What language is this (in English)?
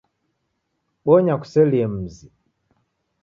Taita